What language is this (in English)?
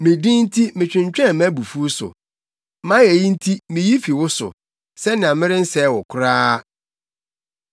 Akan